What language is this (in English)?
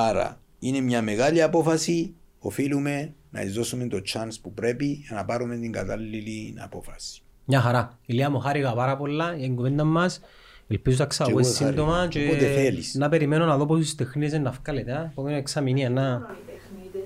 Greek